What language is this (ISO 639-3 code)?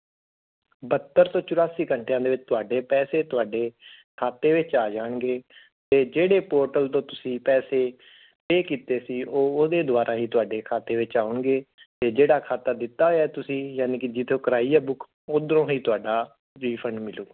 pan